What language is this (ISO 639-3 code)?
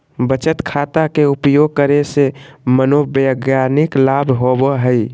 mag